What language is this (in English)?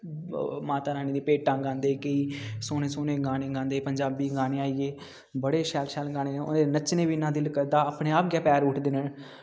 Dogri